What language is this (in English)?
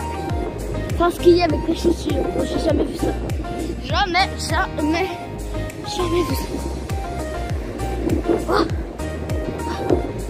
French